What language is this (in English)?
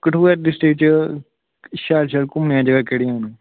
Dogri